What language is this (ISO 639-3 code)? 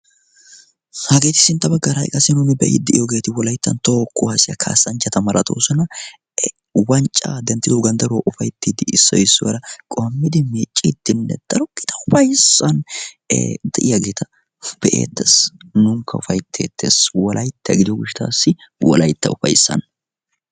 wal